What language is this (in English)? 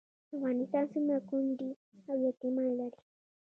Pashto